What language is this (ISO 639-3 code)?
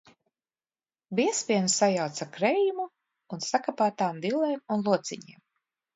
lav